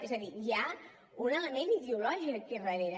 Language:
Catalan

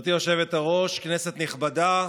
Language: Hebrew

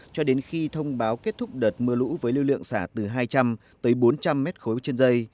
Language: Vietnamese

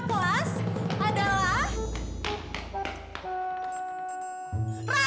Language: Indonesian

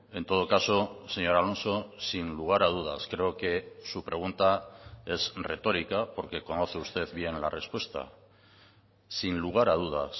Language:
Spanish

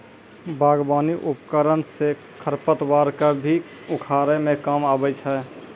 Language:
Maithili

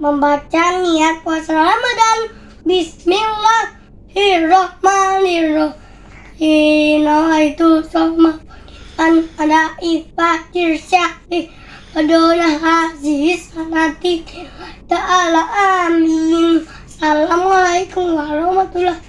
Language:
Indonesian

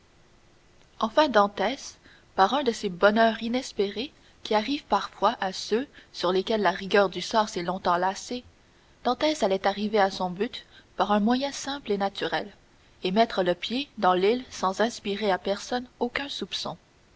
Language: French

